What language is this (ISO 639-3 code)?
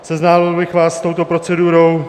ces